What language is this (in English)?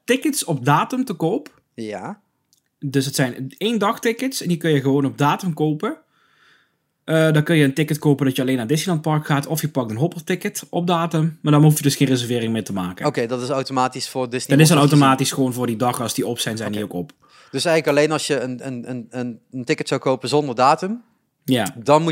Dutch